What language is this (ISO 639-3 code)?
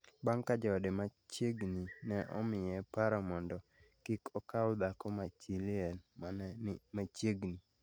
luo